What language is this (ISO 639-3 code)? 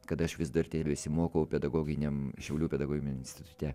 lit